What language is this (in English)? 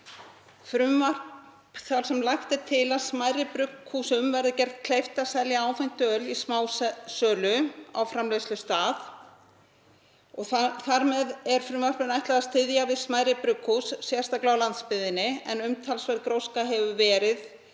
Icelandic